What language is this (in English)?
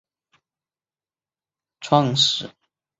Chinese